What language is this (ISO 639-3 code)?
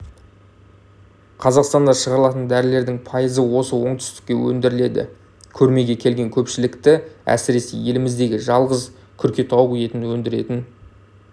kaz